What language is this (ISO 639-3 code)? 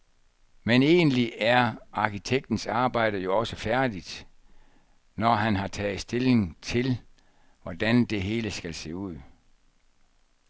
dan